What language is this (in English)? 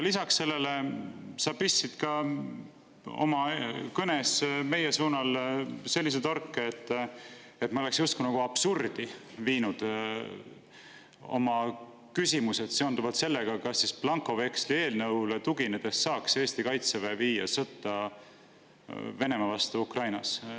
Estonian